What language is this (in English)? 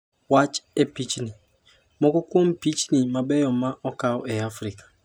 Luo (Kenya and Tanzania)